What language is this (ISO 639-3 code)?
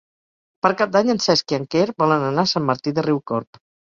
cat